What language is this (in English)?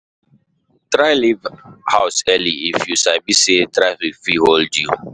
Nigerian Pidgin